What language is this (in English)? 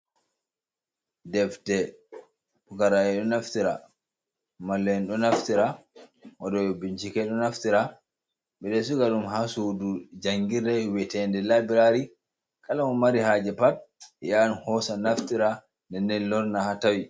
Fula